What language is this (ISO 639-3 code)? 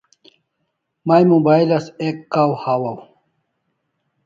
kls